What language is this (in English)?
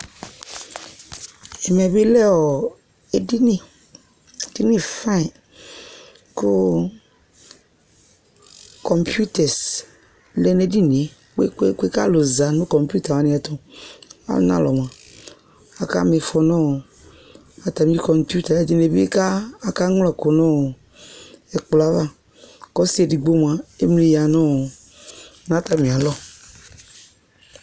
Ikposo